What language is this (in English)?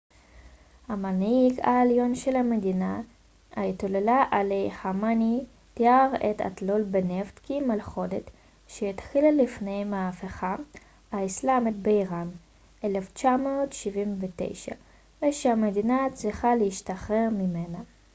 Hebrew